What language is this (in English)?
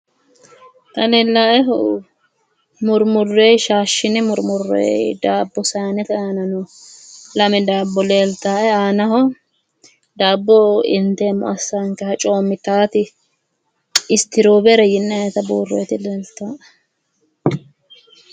Sidamo